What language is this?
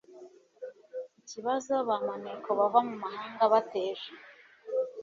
Kinyarwanda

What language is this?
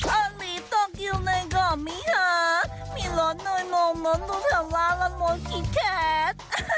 Thai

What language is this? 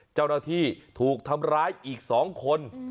Thai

